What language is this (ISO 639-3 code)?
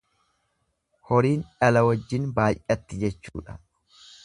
orm